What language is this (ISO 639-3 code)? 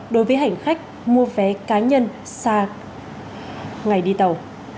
vie